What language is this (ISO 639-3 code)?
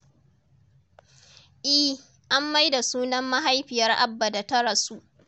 hau